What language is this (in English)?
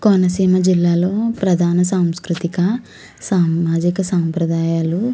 Telugu